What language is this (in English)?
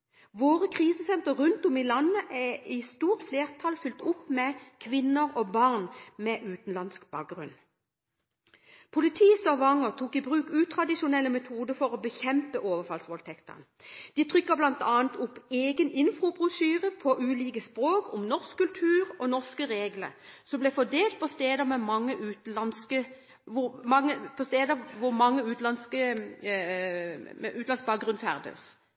Norwegian Bokmål